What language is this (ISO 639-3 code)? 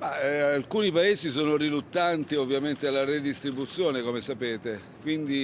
ita